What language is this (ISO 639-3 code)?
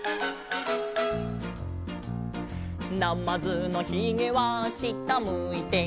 jpn